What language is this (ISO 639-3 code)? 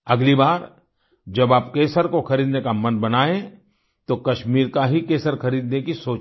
hin